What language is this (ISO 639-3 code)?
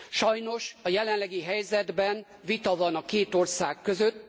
hun